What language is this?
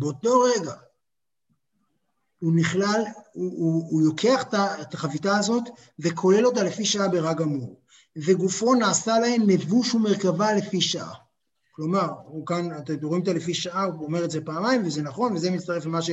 Hebrew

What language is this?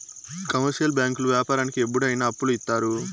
Telugu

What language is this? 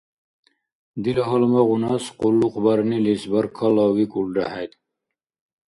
Dargwa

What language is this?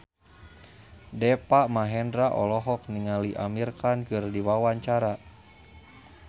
Sundanese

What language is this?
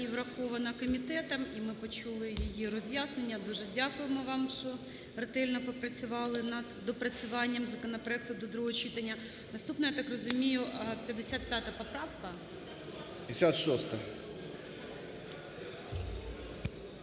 Ukrainian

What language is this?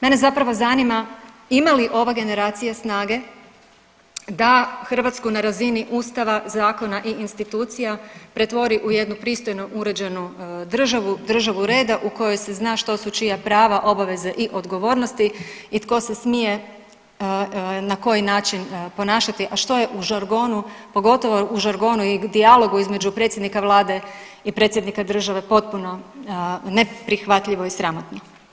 Croatian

